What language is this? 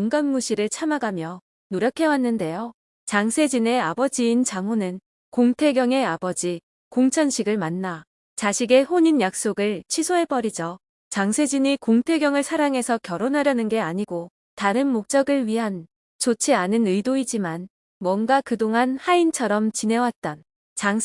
Korean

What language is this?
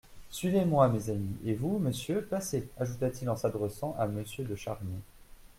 French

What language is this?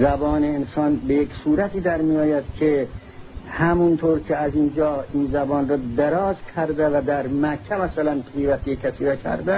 Persian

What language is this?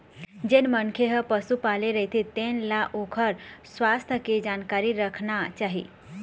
Chhattisgarhi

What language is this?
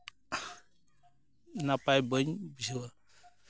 Santali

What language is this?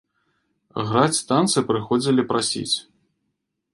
Belarusian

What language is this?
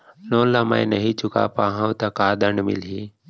Chhattisgarhi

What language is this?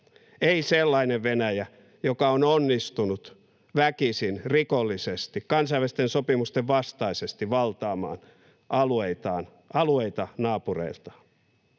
Finnish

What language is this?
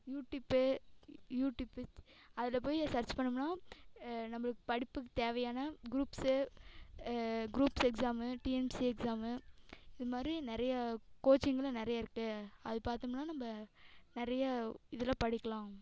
Tamil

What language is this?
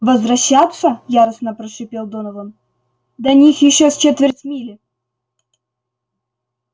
Russian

